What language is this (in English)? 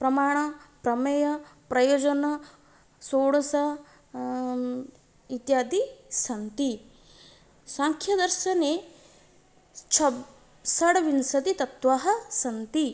Sanskrit